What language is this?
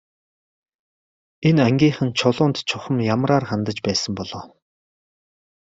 Mongolian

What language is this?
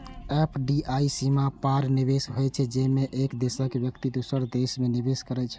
Maithili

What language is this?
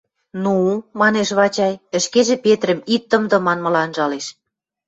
Western Mari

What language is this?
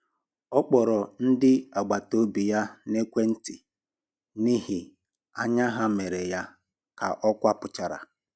Igbo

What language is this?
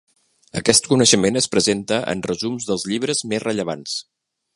Catalan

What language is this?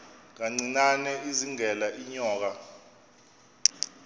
Xhosa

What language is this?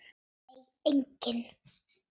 Icelandic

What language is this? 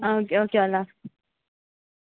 Kashmiri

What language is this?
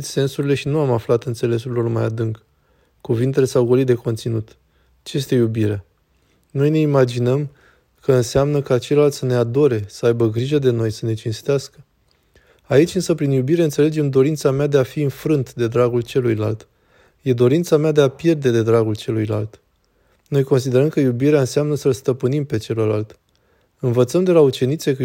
Romanian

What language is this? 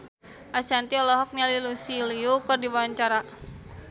Sundanese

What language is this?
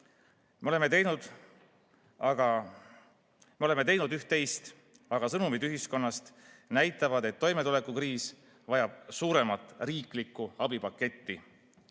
Estonian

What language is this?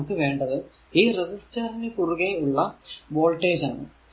Malayalam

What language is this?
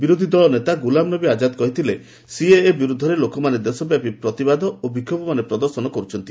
Odia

